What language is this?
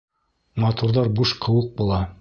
Bashkir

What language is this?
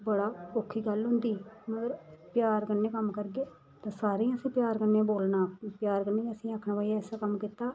Dogri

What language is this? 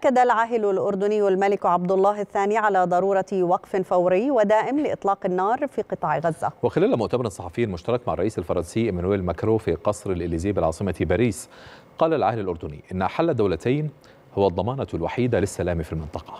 Arabic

